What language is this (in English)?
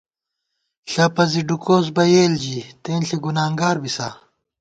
Gawar-Bati